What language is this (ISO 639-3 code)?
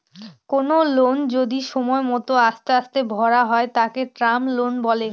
ben